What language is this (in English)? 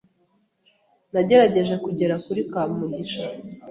Kinyarwanda